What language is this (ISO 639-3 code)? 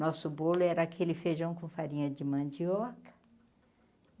por